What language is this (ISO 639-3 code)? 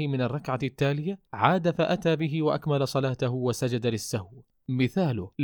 ara